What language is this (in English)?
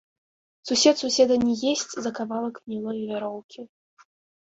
Belarusian